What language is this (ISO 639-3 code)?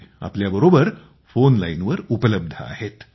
mar